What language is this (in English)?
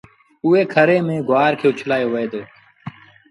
Sindhi Bhil